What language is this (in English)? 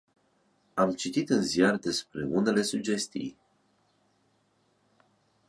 Romanian